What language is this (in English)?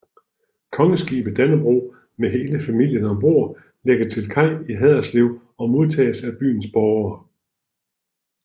Danish